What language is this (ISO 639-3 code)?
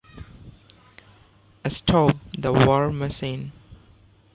eng